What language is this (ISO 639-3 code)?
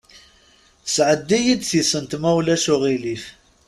kab